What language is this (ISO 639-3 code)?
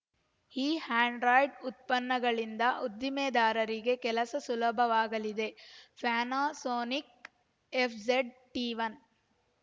kan